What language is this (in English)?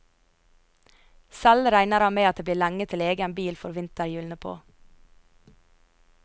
Norwegian